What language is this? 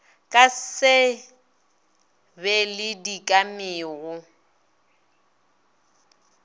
Northern Sotho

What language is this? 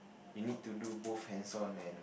English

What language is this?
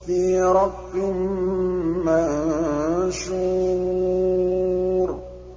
Arabic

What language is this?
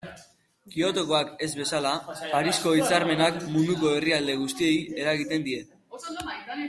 Basque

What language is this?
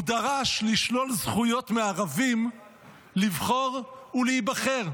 Hebrew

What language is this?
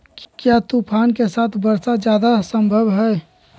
Magahi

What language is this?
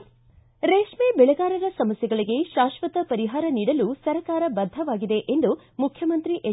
Kannada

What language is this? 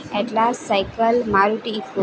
Gujarati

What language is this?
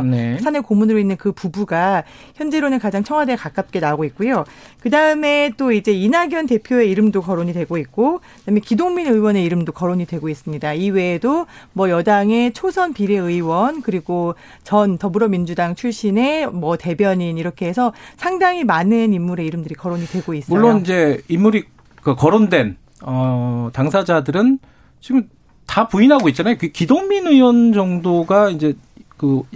Korean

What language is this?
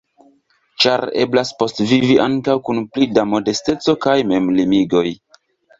Esperanto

